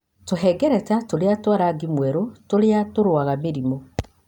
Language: Kikuyu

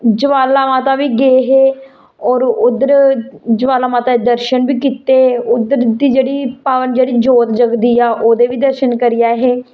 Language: Dogri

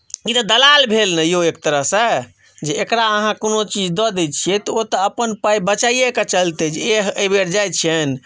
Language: Maithili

